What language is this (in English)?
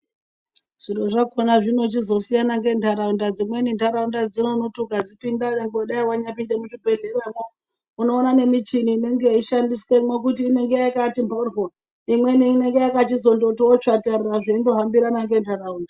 Ndau